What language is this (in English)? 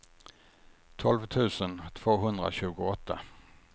Swedish